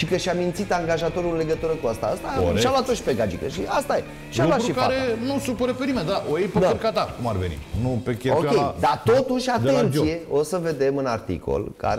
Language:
Romanian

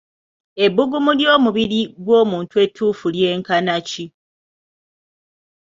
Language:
Ganda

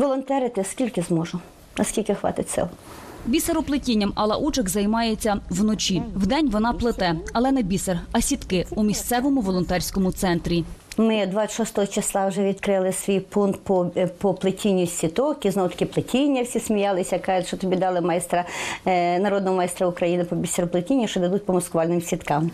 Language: Ukrainian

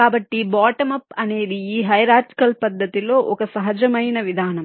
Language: Telugu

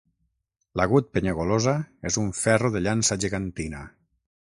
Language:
Catalan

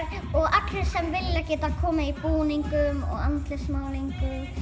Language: Icelandic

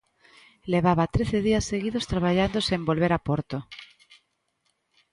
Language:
Galician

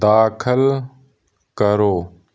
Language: Punjabi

